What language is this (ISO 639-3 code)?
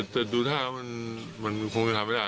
tha